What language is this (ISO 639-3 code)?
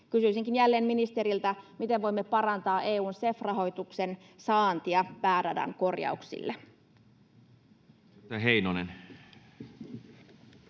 fin